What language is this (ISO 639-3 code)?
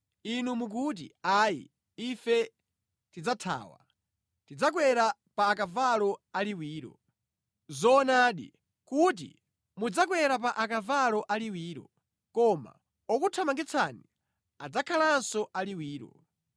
nya